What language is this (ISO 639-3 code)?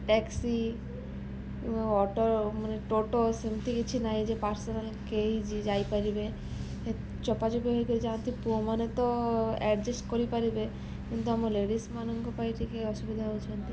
ori